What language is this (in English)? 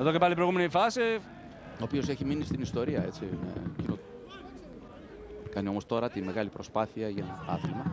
Greek